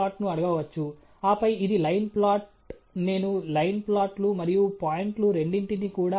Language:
Telugu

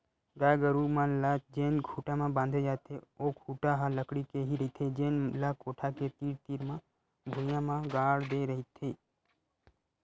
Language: Chhattisgarhi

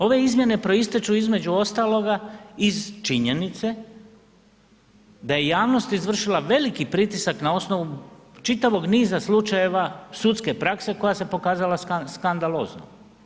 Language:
Croatian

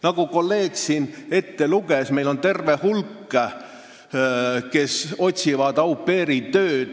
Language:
Estonian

